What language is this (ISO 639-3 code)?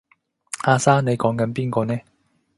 yue